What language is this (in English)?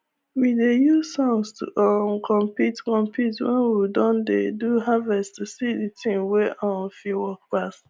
Nigerian Pidgin